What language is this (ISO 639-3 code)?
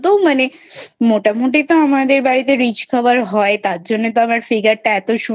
ben